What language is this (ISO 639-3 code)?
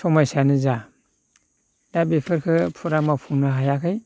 brx